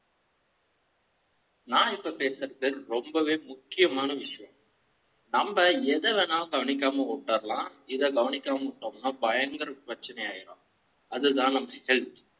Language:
Tamil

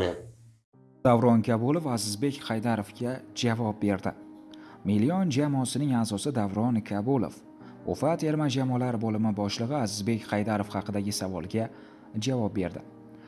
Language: Uzbek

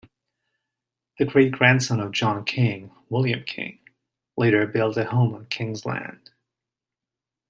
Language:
English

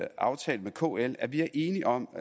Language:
Danish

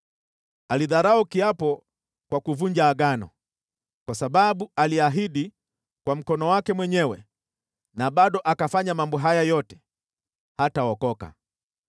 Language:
Swahili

